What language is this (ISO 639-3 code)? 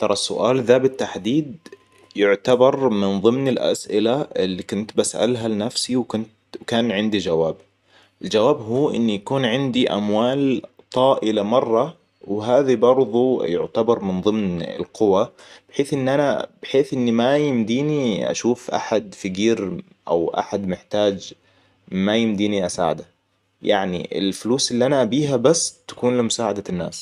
acw